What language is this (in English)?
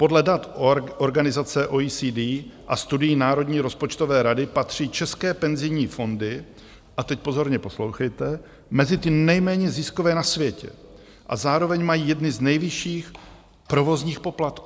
Czech